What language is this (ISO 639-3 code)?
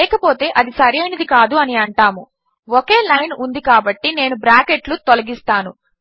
tel